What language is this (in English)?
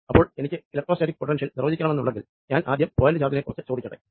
Malayalam